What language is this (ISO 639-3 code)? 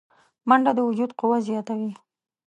pus